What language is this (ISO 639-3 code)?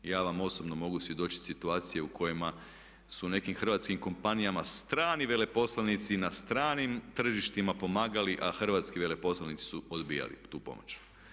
hrv